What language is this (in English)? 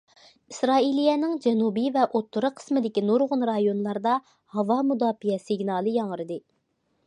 Uyghur